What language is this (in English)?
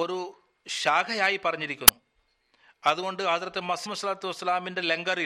Malayalam